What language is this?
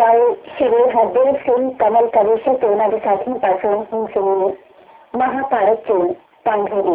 Punjabi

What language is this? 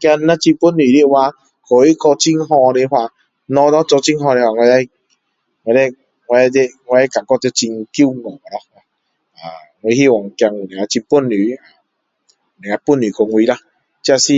Min Dong Chinese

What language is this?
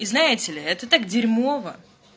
Russian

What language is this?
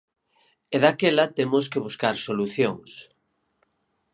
Galician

